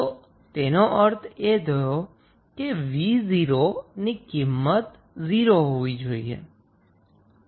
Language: Gujarati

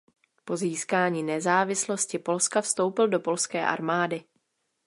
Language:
Czech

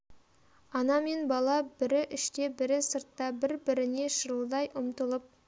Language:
Kazakh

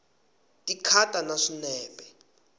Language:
Tsonga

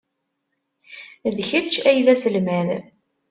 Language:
Kabyle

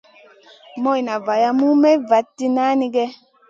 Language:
Masana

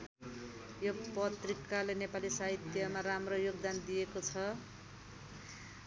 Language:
Nepali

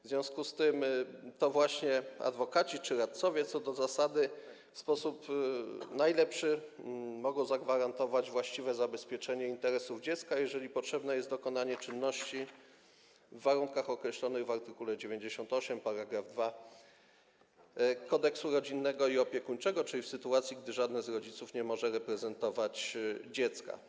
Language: Polish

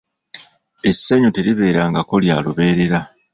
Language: Ganda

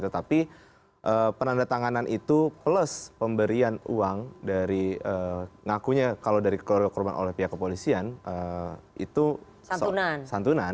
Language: Indonesian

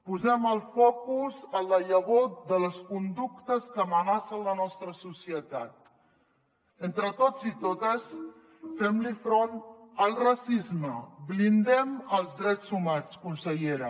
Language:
Catalan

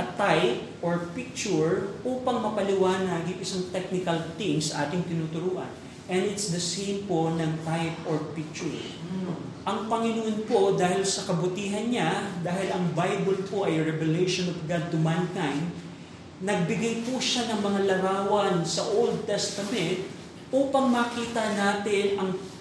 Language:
Filipino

